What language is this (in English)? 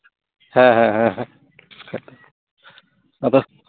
Santali